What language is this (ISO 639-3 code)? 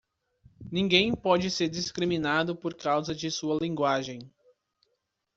por